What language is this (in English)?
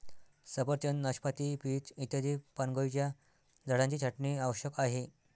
Marathi